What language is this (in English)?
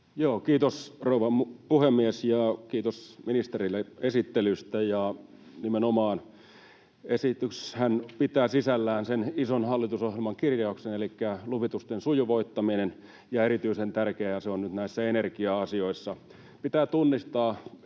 Finnish